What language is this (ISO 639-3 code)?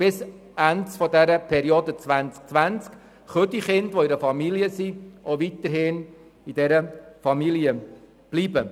gsw